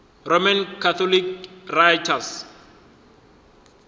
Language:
Northern Sotho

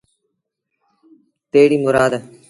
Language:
Sindhi Bhil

